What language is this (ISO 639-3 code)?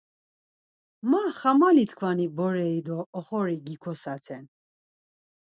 lzz